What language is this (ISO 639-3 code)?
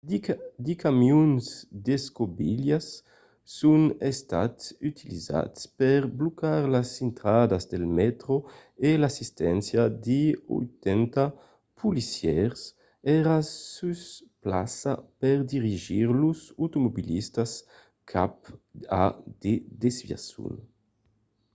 oci